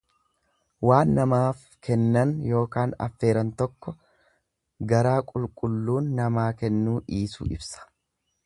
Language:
Oromo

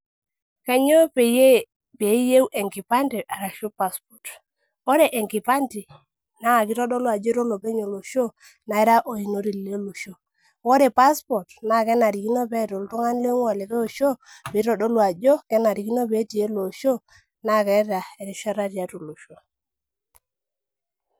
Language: Masai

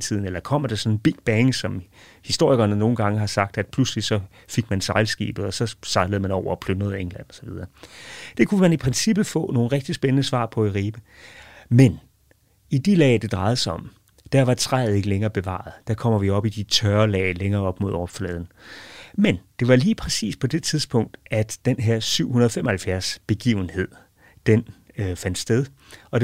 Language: Danish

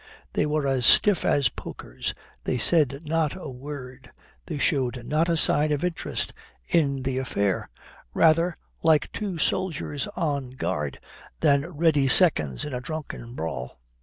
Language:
English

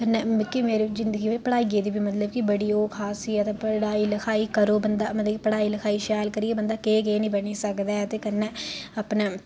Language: Dogri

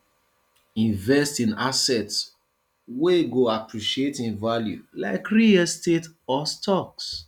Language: Nigerian Pidgin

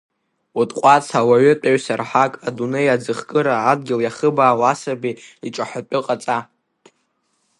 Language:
Abkhazian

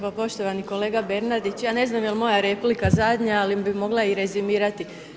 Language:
Croatian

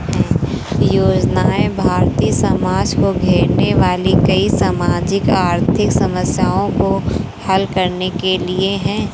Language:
Hindi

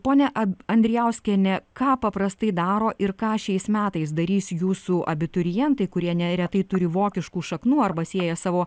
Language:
Lithuanian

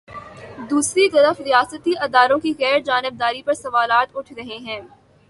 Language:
Urdu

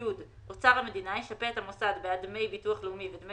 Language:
Hebrew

